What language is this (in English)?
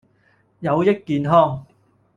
Cantonese